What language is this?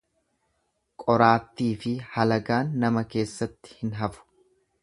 Oromo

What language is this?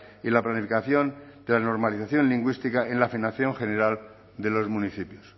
Spanish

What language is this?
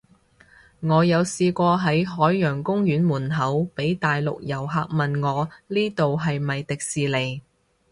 Cantonese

